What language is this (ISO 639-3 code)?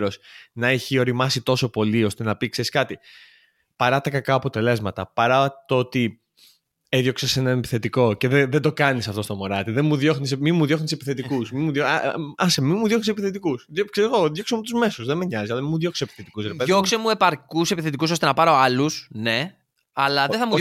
ell